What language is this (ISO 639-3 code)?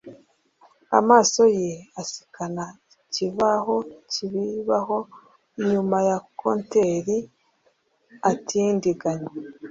kin